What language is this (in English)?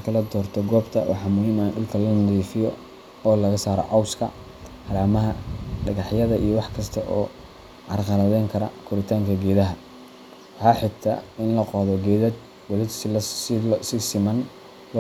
Somali